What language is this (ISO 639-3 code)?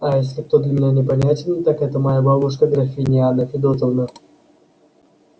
rus